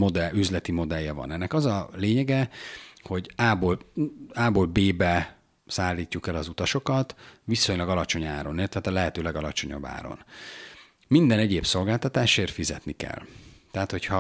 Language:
Hungarian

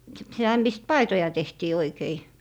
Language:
Finnish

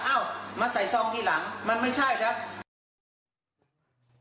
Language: Thai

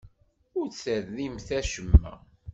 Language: Kabyle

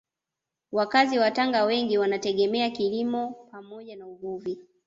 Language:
Swahili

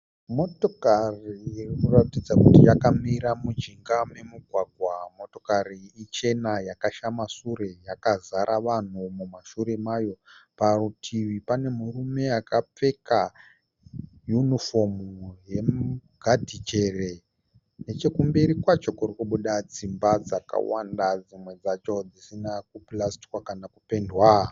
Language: Shona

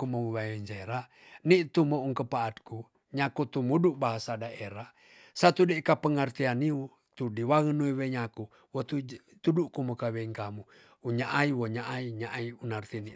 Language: Tonsea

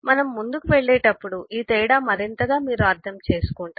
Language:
Telugu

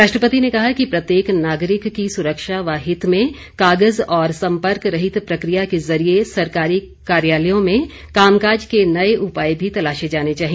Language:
Hindi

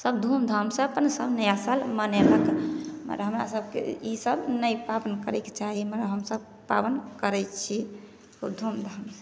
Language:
Maithili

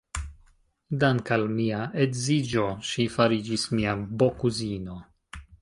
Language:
Esperanto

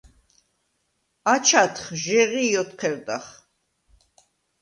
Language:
Svan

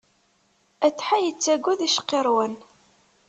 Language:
Kabyle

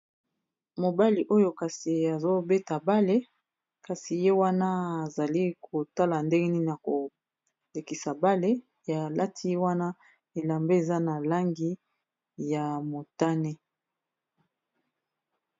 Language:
Lingala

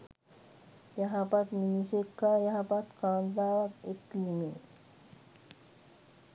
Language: Sinhala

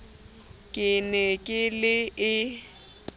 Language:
Southern Sotho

